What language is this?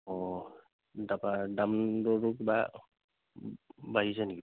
Assamese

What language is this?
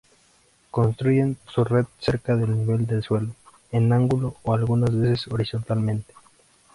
Spanish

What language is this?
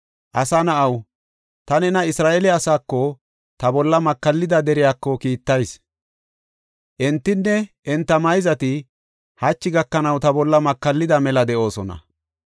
Gofa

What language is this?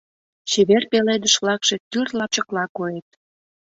Mari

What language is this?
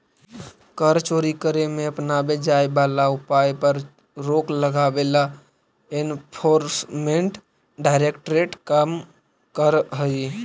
Magahi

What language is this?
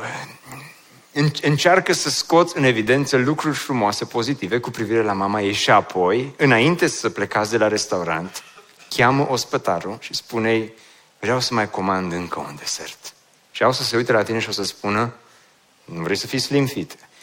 Romanian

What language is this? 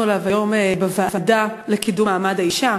Hebrew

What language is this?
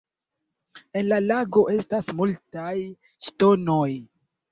Esperanto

